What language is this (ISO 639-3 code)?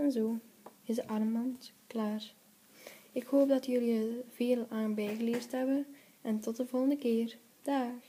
nld